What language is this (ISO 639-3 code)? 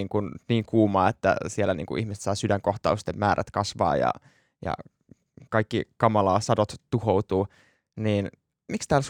fin